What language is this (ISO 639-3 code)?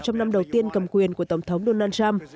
vie